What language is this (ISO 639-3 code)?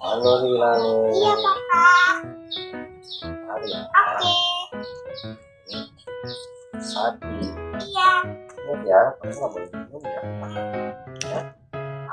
ind